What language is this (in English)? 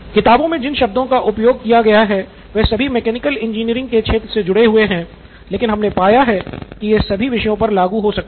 Hindi